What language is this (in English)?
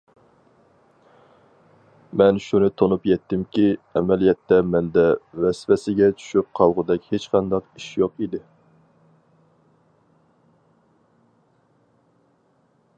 Uyghur